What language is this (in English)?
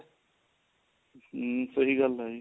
Punjabi